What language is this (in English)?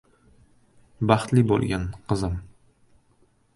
Uzbek